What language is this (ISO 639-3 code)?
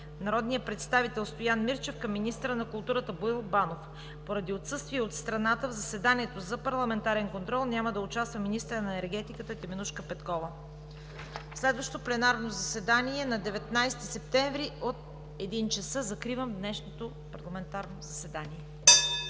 bul